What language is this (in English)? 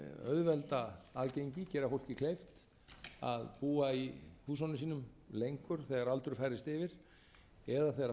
Icelandic